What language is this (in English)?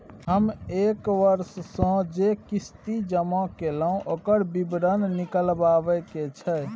Maithili